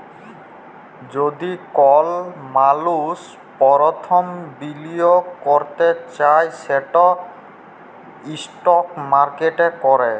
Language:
Bangla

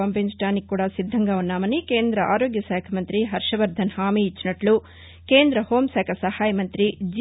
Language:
Telugu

